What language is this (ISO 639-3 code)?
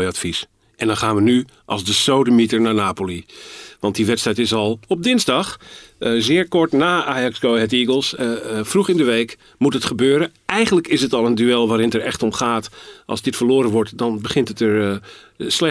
nld